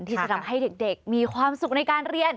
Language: Thai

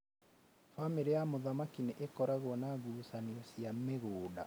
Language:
Kikuyu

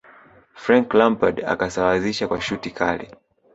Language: Swahili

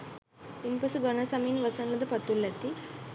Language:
Sinhala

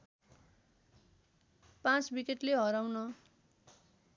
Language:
Nepali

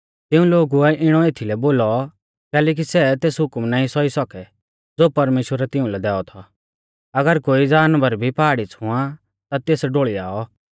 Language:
Mahasu Pahari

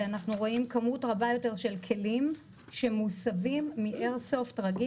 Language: Hebrew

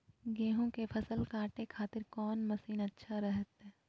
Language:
Magahi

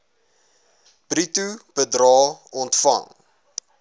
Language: Afrikaans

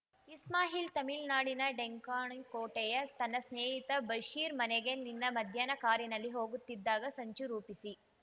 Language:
Kannada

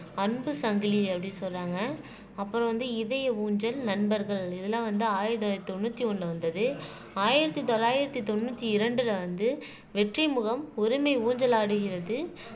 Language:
Tamil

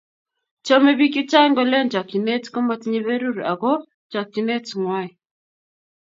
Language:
Kalenjin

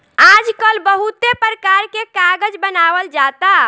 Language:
Bhojpuri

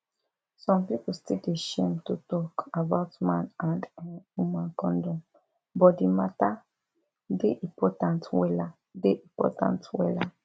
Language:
Nigerian Pidgin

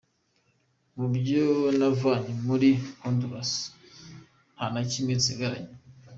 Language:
Kinyarwanda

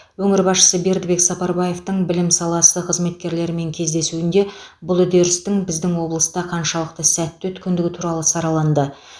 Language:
Kazakh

